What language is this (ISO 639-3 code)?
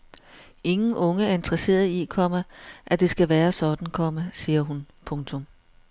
dan